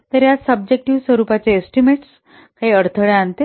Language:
Marathi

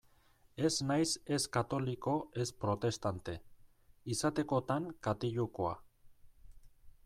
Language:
Basque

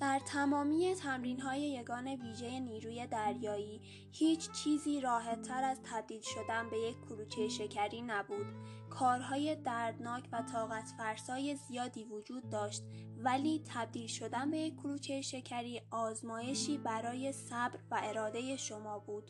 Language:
Persian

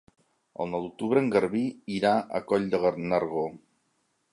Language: Catalan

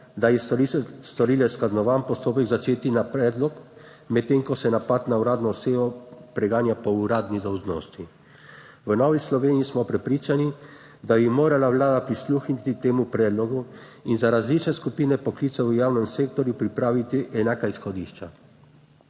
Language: Slovenian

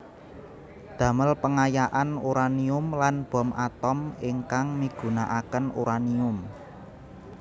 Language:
Javanese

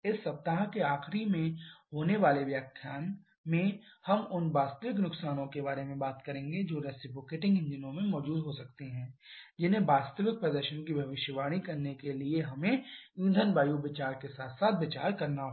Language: Hindi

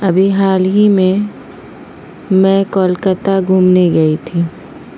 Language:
Urdu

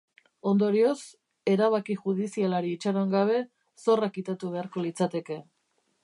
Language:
Basque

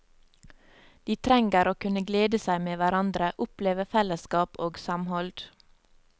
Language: Norwegian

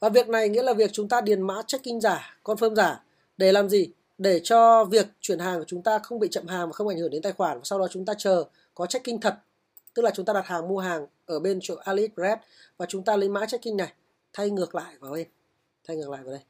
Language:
Vietnamese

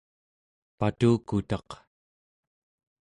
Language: Central Yupik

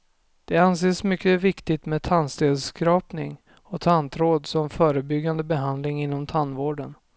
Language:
Swedish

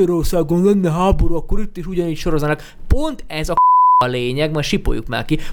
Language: Hungarian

